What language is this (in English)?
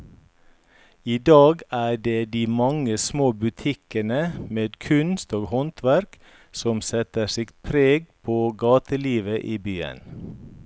Norwegian